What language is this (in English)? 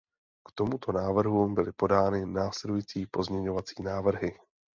Czech